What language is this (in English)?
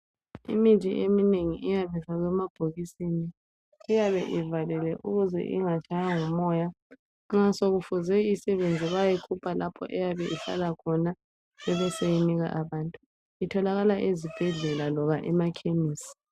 North Ndebele